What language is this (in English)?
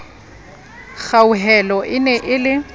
Southern Sotho